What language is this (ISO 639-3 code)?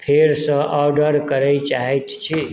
mai